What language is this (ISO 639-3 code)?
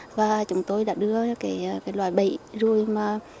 vie